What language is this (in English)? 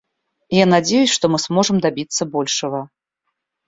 Russian